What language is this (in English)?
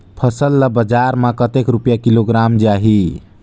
Chhattisgarhi